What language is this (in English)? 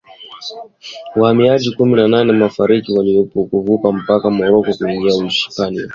Swahili